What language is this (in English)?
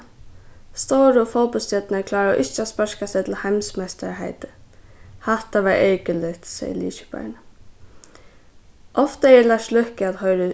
Faroese